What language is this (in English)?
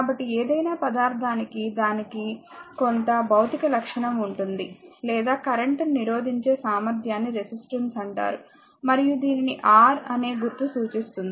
Telugu